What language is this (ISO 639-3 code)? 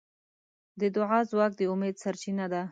pus